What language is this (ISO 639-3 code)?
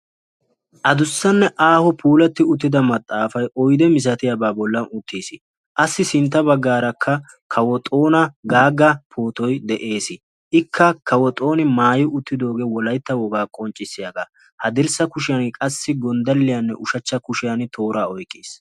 wal